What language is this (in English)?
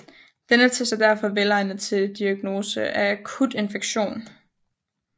Danish